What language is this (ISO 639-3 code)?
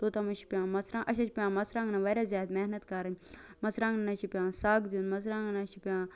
kas